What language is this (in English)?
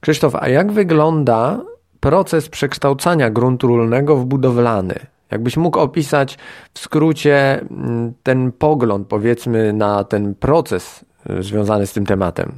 Polish